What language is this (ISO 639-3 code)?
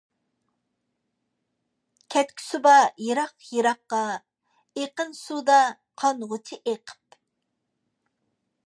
uig